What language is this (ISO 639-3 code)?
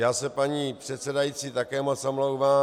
ces